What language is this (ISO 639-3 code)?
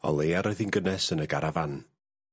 cym